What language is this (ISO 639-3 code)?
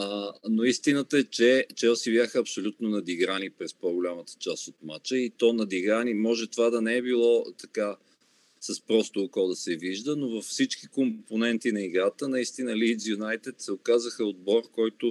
bul